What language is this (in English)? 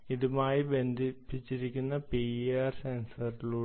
Malayalam